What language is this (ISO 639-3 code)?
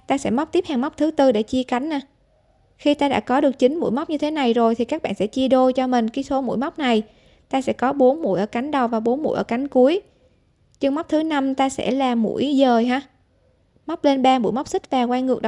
vie